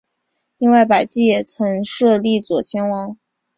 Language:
Chinese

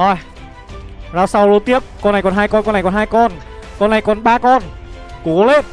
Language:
Vietnamese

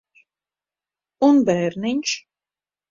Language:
Latvian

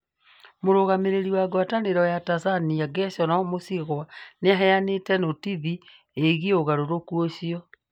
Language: Kikuyu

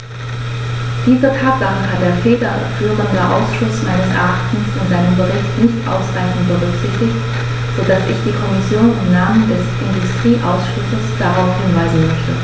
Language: German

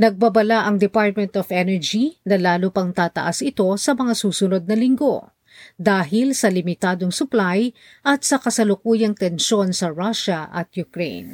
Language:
Filipino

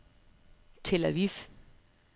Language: Danish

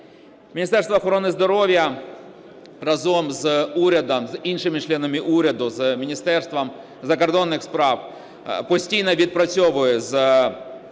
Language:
Ukrainian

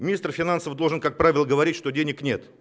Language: Russian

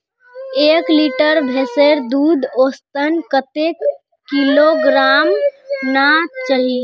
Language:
Magahi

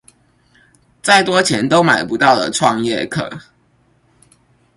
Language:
Chinese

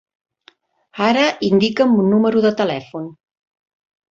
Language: Catalan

